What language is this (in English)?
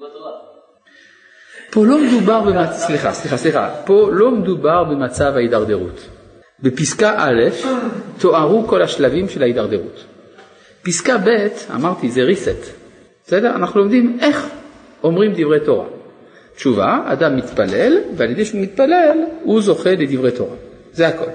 Hebrew